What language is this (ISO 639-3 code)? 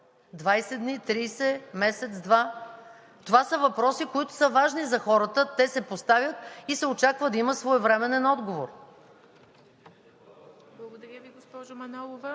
bul